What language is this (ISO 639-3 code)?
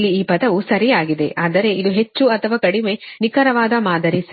kan